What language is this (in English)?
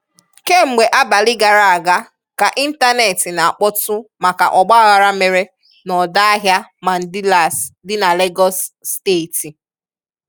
Igbo